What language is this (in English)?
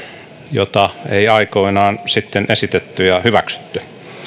Finnish